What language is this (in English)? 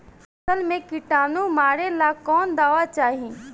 Bhojpuri